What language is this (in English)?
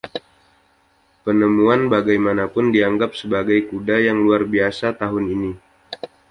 Indonesian